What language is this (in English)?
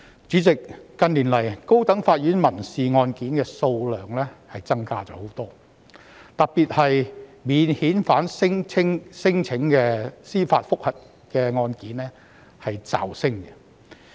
Cantonese